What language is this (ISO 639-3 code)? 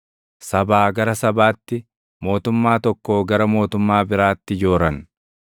orm